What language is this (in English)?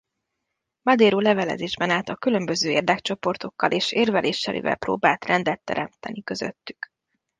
Hungarian